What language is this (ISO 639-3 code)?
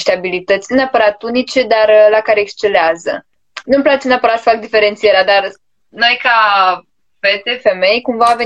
ron